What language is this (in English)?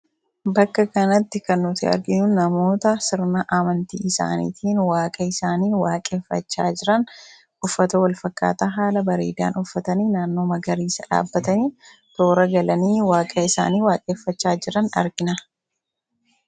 Oromo